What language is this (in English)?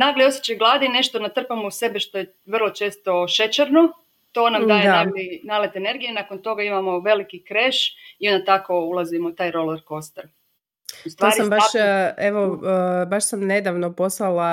Croatian